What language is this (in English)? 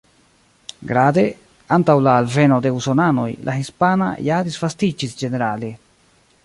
Esperanto